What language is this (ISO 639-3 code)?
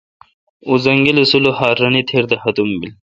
xka